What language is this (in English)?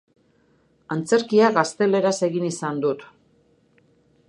Basque